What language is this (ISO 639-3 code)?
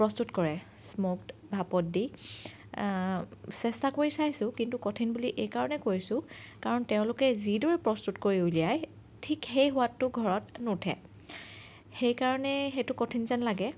asm